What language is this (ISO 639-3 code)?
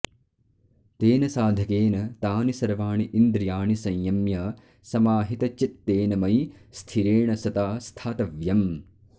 san